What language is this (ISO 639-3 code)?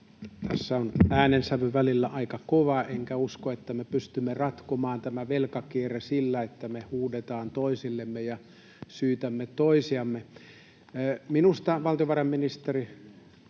fin